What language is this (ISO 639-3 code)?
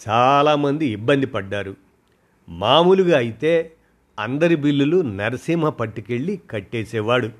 tel